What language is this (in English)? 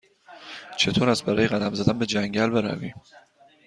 Persian